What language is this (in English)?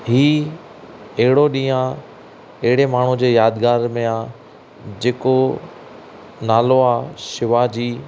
Sindhi